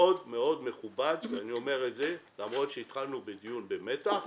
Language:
Hebrew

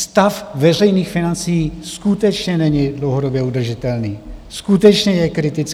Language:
Czech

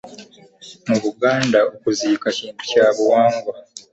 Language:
Ganda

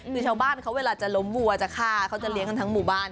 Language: Thai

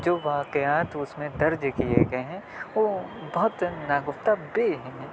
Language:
Urdu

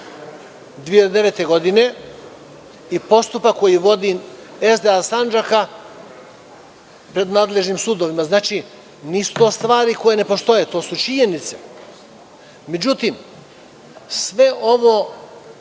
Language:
Serbian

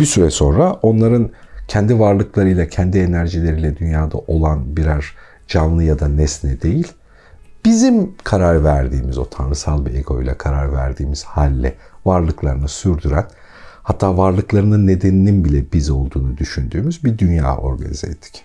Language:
Turkish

